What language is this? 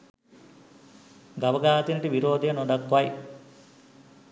Sinhala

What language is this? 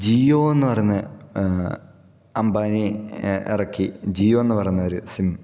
Malayalam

